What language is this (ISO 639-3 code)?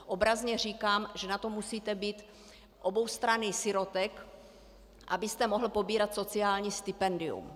ces